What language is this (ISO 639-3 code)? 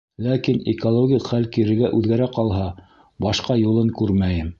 bak